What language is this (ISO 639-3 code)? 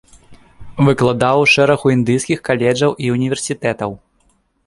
bel